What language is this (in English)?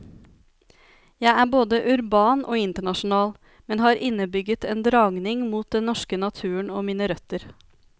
Norwegian